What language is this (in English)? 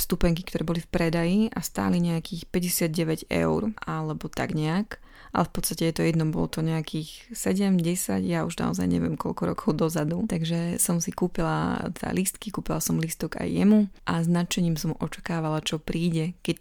Slovak